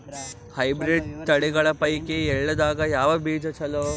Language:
Kannada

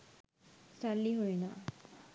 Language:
Sinhala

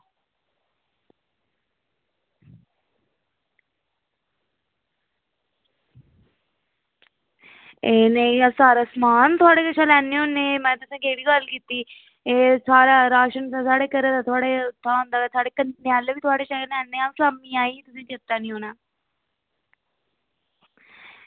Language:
Dogri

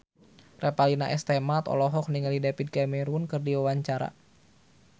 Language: Sundanese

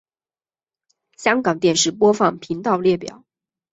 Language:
Chinese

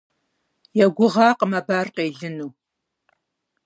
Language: Kabardian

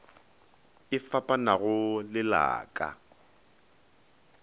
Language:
Northern Sotho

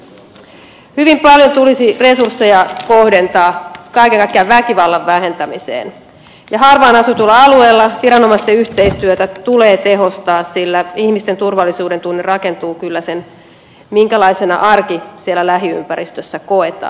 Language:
Finnish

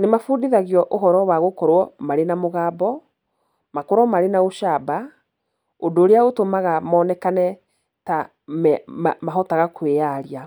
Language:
Kikuyu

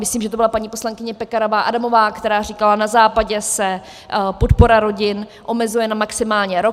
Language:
Czech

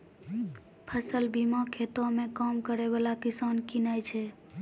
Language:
Maithili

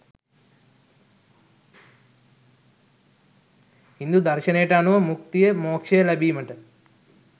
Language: Sinhala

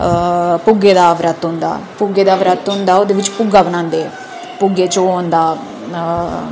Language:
Dogri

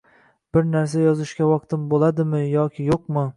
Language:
Uzbek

